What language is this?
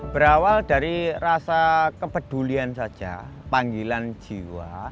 Indonesian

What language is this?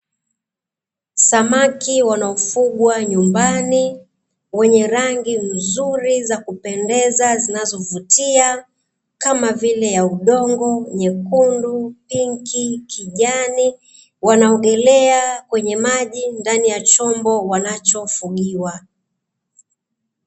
Swahili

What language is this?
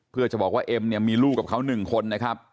Thai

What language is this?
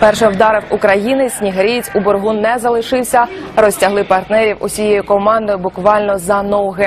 Ukrainian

